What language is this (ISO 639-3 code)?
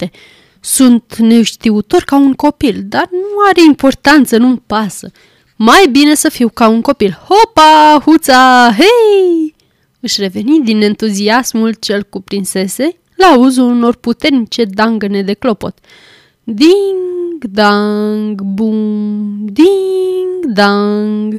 ron